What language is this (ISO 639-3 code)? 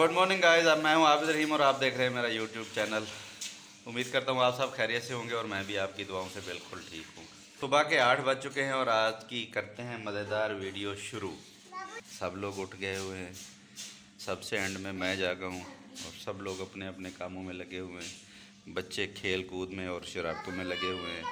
hin